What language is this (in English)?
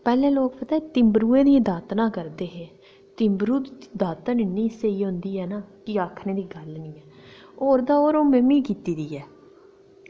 Dogri